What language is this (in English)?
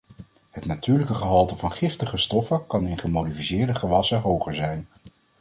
Dutch